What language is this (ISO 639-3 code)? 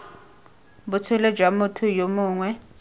tsn